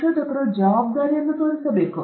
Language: Kannada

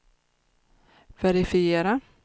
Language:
Swedish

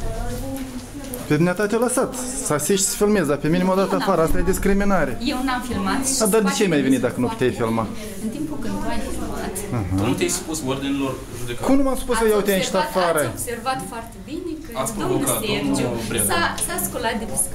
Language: Romanian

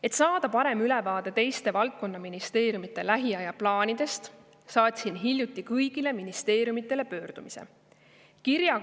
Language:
Estonian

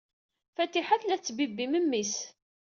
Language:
Kabyle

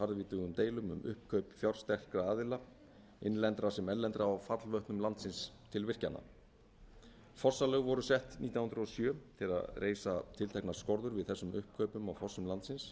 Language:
Icelandic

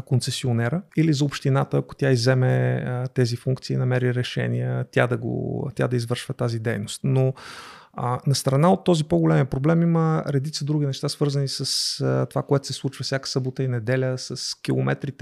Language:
Bulgarian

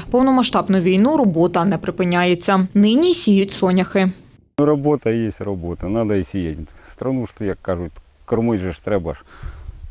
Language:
Ukrainian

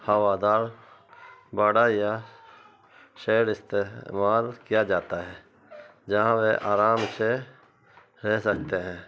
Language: Urdu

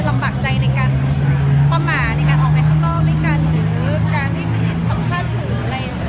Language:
Thai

